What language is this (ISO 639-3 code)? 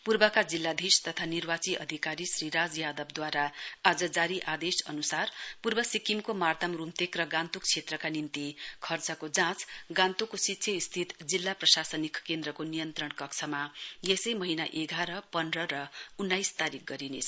nep